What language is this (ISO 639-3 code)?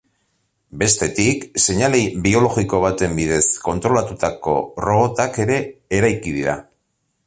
eus